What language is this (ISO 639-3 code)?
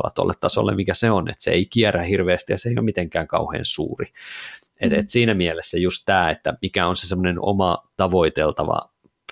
fin